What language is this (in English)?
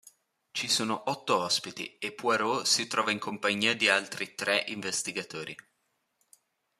Italian